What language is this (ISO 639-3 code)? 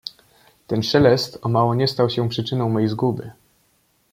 pol